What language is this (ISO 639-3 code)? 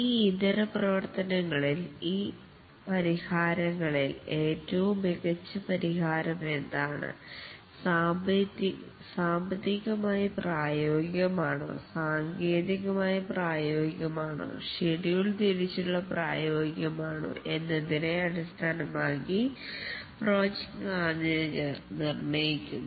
mal